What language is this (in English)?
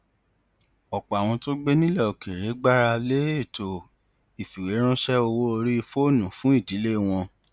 Yoruba